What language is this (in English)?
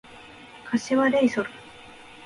Japanese